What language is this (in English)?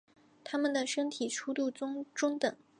Chinese